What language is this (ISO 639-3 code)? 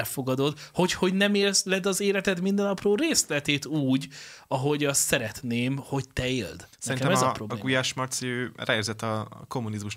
hun